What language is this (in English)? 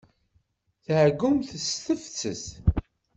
Kabyle